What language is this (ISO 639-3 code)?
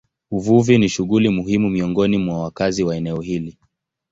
swa